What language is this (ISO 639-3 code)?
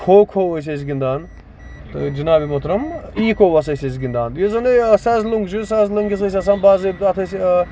kas